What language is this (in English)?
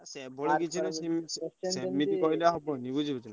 Odia